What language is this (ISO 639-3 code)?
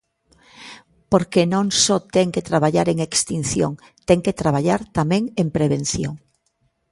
glg